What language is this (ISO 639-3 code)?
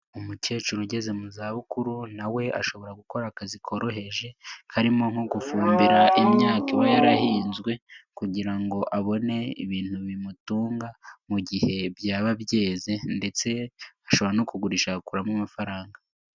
kin